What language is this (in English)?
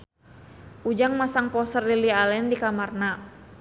Sundanese